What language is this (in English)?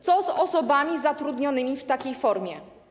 Polish